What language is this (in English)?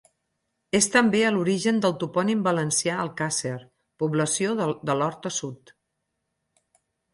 Catalan